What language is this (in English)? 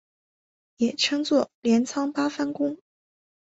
Chinese